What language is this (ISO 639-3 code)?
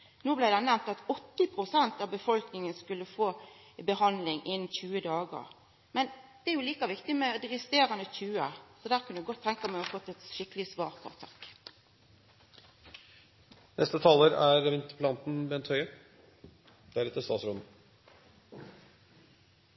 nor